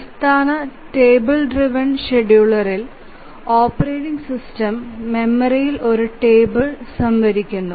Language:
Malayalam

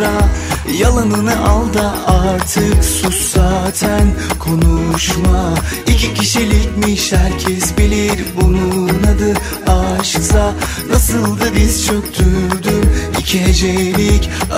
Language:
Turkish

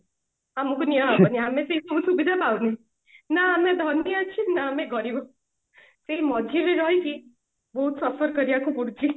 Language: Odia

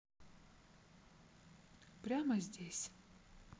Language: Russian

